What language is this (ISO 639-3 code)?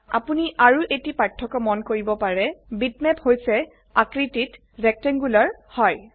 asm